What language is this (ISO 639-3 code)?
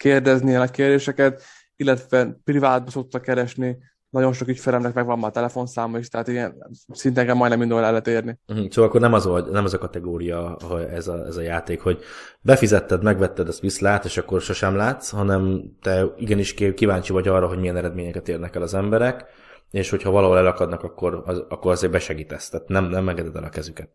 hun